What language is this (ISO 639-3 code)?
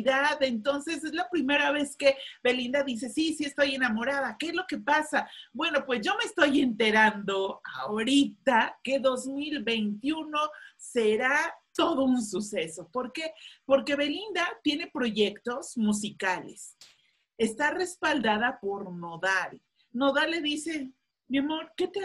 spa